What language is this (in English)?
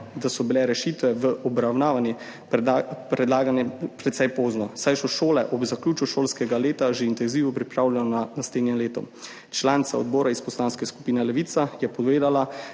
Slovenian